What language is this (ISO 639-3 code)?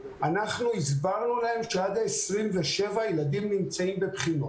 heb